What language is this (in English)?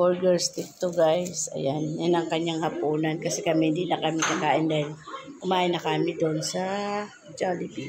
Filipino